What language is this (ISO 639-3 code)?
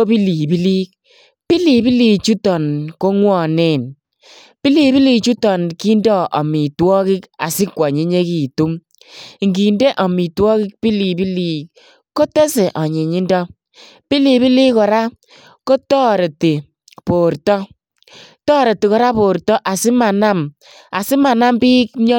kln